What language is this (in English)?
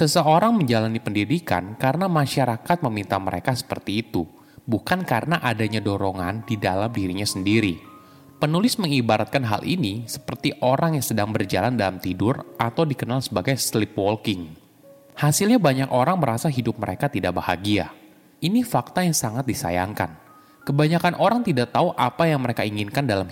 Indonesian